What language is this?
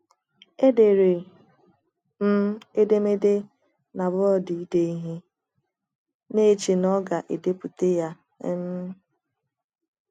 Igbo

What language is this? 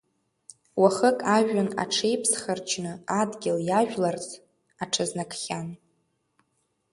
Abkhazian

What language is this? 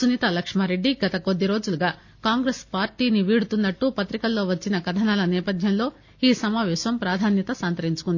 Telugu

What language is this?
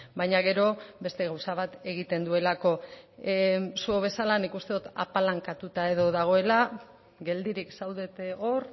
Basque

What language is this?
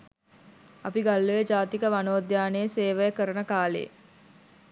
Sinhala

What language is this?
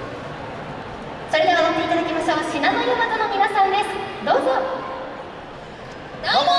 Japanese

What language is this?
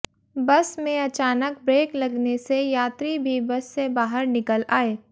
Hindi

